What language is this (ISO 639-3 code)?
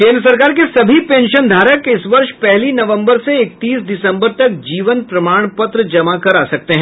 hin